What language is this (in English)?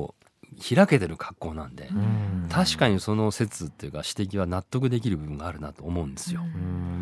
Japanese